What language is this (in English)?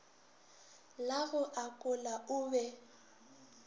Northern Sotho